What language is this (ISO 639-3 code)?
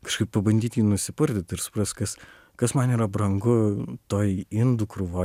lit